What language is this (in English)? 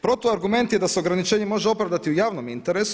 Croatian